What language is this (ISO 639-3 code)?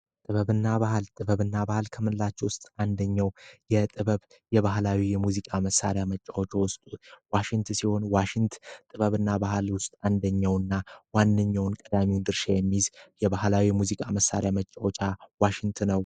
amh